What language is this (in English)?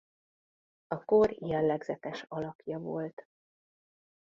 Hungarian